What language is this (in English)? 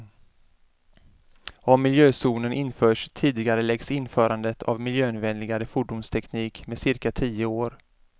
Swedish